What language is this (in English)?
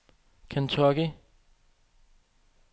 Danish